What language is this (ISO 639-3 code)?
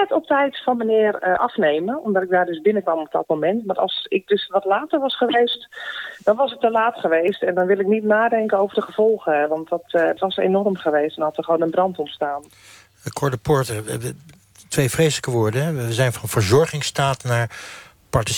nld